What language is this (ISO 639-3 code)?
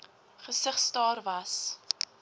afr